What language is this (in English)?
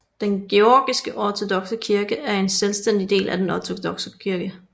Danish